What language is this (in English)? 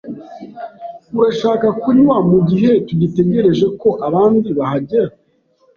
Kinyarwanda